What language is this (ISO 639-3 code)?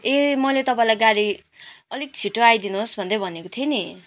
nep